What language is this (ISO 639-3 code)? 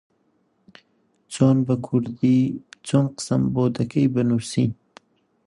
ckb